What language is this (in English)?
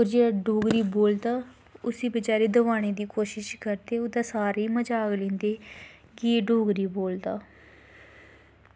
Dogri